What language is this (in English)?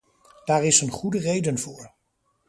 Dutch